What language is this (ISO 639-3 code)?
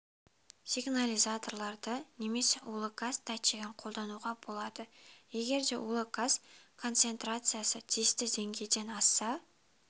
kaz